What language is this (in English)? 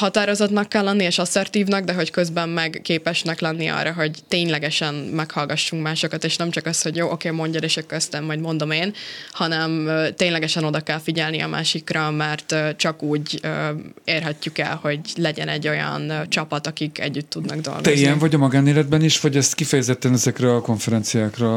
Hungarian